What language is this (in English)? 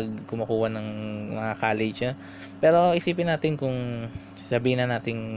Filipino